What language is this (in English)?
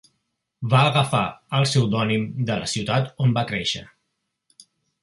Catalan